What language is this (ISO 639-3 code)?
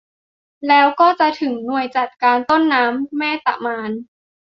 tha